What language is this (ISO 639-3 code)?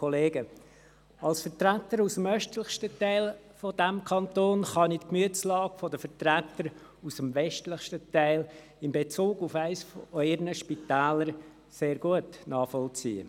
gsw